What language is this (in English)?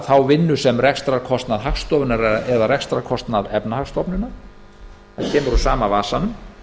Icelandic